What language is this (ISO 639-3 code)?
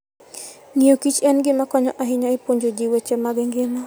luo